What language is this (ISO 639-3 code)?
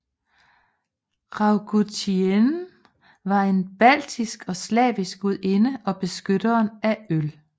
dan